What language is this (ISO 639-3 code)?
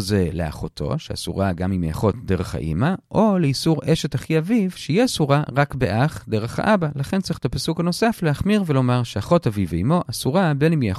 heb